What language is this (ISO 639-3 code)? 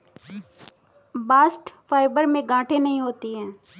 hin